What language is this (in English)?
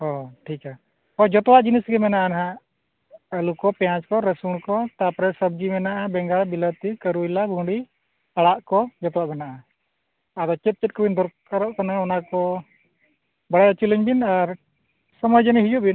Santali